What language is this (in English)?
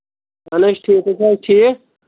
Kashmiri